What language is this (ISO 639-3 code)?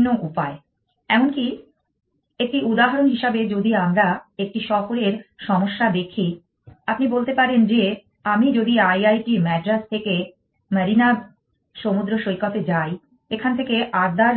ben